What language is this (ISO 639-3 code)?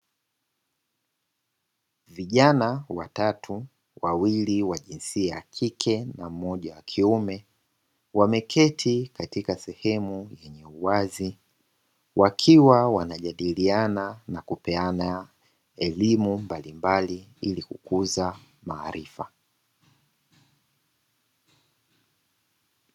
swa